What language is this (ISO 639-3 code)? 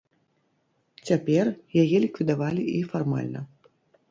bel